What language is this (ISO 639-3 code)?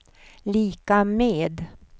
swe